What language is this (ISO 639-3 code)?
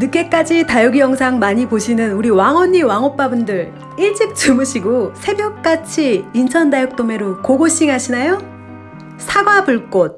kor